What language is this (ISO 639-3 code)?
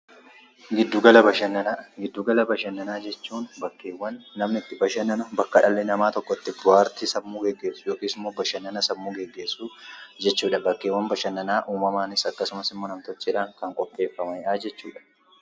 orm